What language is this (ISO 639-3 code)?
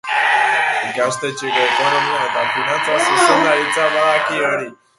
eus